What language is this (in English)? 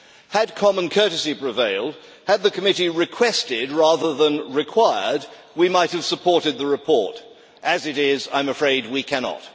English